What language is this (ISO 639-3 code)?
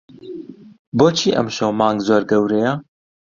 ckb